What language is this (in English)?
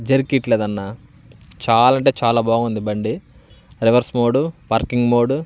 Telugu